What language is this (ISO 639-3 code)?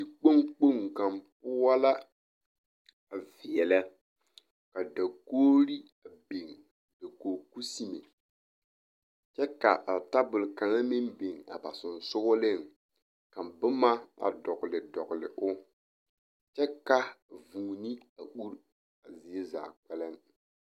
dga